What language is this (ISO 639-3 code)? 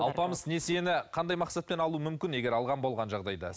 kaz